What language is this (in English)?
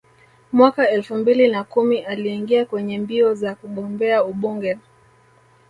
Swahili